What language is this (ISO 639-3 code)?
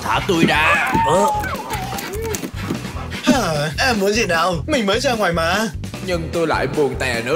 vie